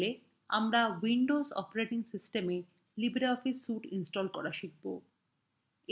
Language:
Bangla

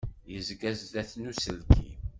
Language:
Kabyle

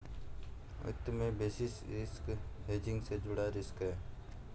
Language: Hindi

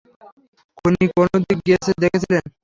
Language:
Bangla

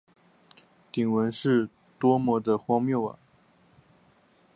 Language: Chinese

